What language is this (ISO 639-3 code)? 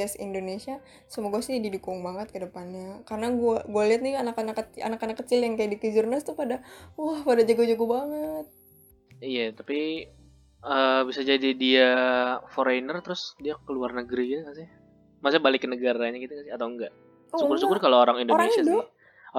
ind